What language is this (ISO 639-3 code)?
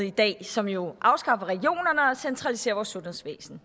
dan